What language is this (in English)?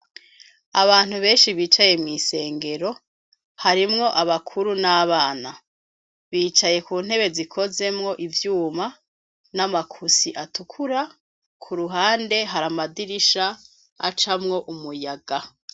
Rundi